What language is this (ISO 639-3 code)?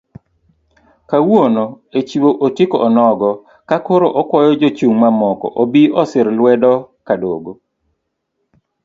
luo